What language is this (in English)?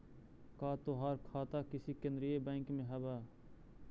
Magahi